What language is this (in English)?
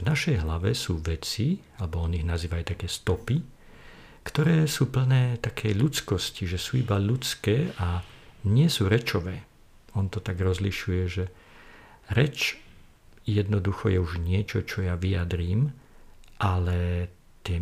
Slovak